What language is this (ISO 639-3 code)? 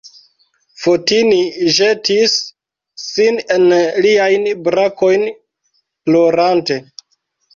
epo